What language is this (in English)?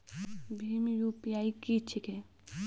Maithili